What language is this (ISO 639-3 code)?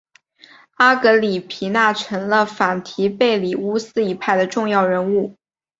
zho